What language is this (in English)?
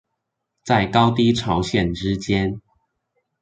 Chinese